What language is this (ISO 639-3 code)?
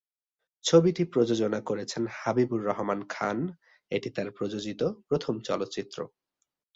ben